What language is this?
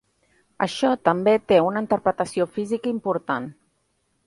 Catalan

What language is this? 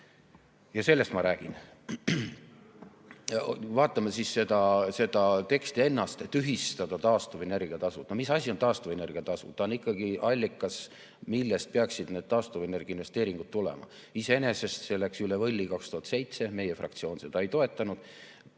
Estonian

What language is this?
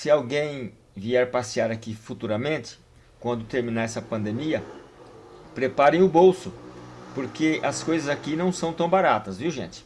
Portuguese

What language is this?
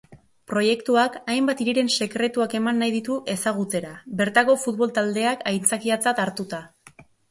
Basque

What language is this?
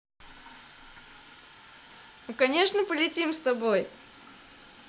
Russian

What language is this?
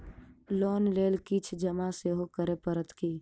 Maithili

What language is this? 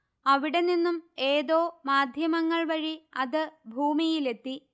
Malayalam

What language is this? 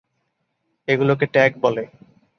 Bangla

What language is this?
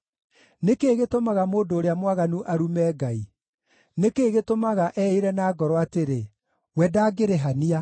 Kikuyu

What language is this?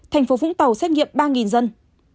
Vietnamese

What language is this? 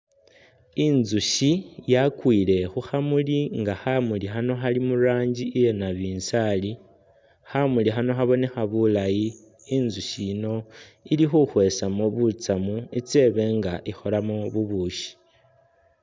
Masaaba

